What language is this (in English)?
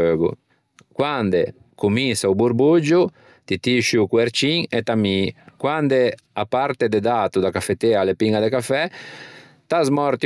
Ligurian